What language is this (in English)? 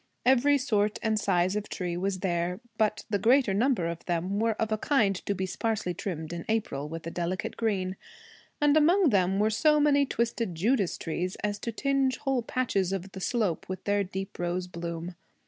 English